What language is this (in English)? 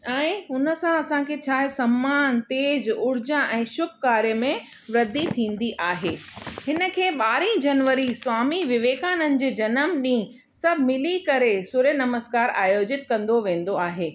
Sindhi